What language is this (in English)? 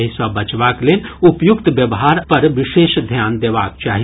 Maithili